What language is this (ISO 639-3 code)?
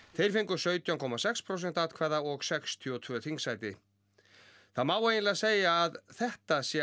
isl